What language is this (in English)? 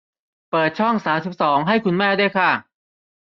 Thai